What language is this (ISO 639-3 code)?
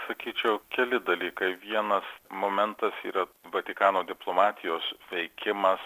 lit